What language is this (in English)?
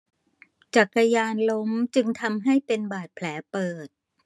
Thai